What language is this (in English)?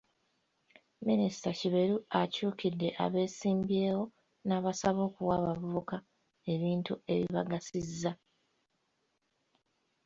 Ganda